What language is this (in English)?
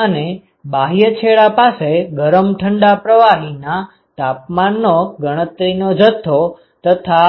Gujarati